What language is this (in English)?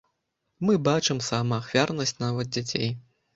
Belarusian